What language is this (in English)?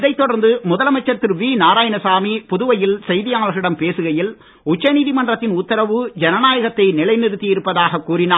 Tamil